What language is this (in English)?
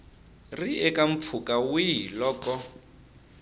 Tsonga